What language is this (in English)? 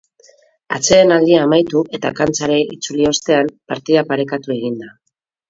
Basque